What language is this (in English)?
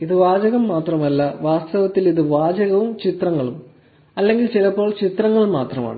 Malayalam